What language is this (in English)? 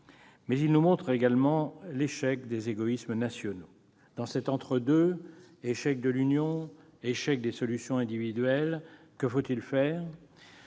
French